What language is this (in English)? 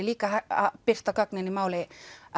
Icelandic